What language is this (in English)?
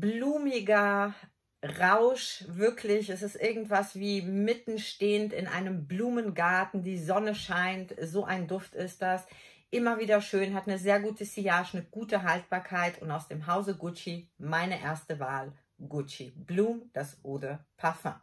German